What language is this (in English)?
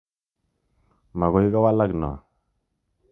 Kalenjin